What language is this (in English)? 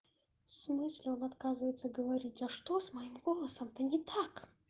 Russian